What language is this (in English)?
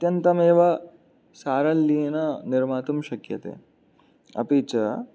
Sanskrit